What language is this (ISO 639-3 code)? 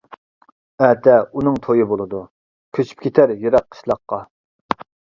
uig